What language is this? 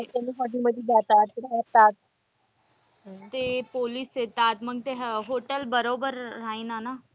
Marathi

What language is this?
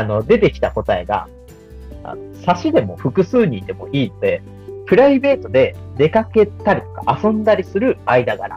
Japanese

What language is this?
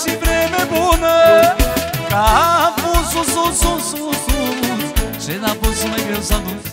Romanian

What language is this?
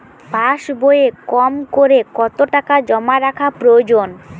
Bangla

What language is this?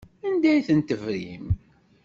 Kabyle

